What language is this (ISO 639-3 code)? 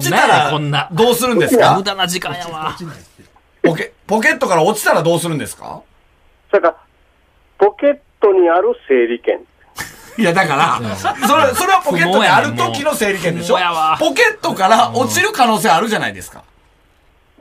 jpn